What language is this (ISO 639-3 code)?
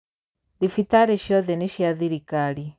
kik